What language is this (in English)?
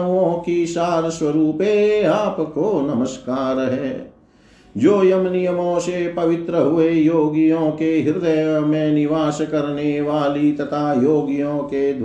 Hindi